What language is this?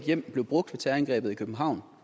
Danish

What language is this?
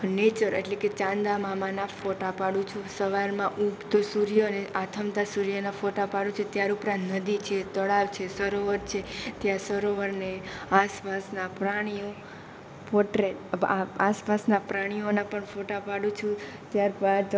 Gujarati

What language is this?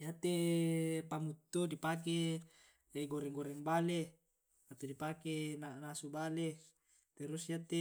Tae'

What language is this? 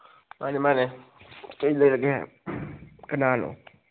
Manipuri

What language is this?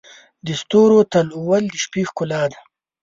Pashto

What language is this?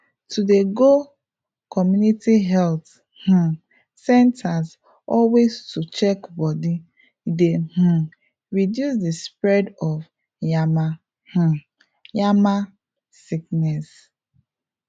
Nigerian Pidgin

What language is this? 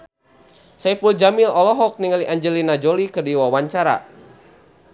Sundanese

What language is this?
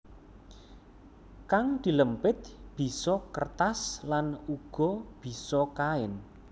Javanese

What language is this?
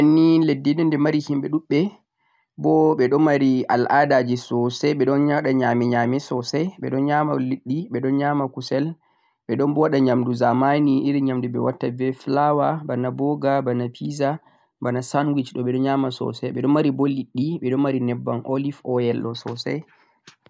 Central-Eastern Niger Fulfulde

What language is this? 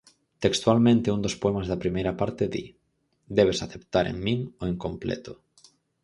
Galician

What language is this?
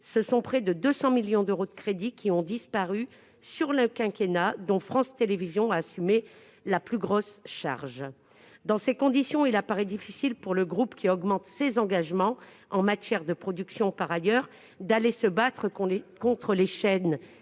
French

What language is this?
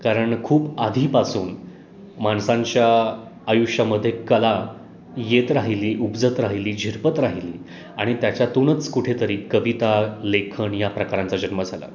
Marathi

